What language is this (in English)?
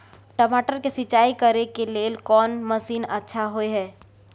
Maithili